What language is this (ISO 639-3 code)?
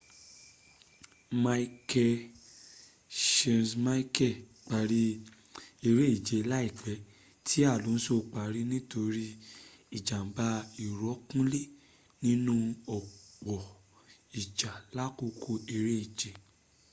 yor